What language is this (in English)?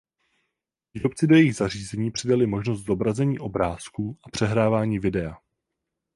Czech